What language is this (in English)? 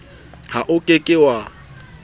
Southern Sotho